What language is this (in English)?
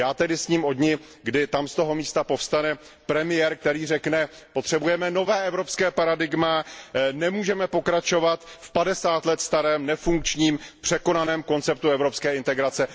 Czech